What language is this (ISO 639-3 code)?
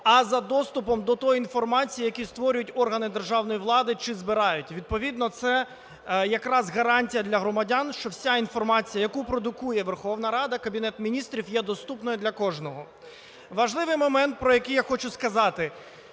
ukr